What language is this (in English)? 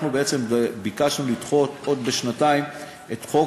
Hebrew